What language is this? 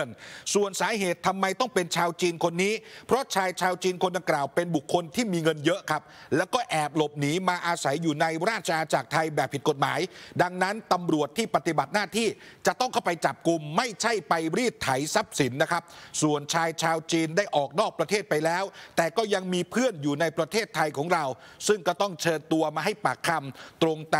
Thai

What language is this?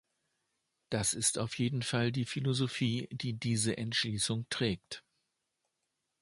German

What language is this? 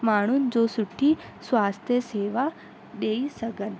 Sindhi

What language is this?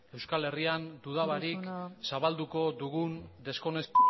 Basque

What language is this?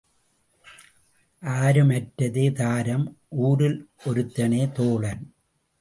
Tamil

